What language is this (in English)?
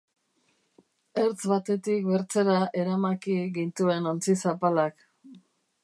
Basque